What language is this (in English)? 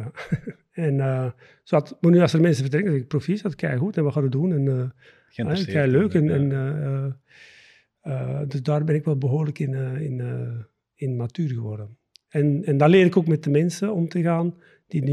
Dutch